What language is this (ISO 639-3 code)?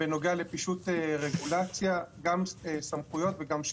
heb